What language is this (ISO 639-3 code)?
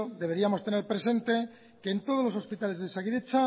spa